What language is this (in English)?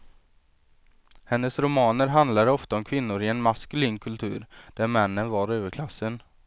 Swedish